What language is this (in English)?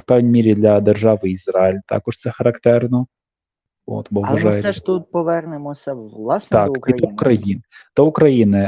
Ukrainian